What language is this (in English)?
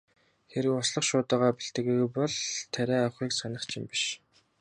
Mongolian